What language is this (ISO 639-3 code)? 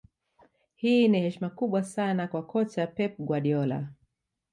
swa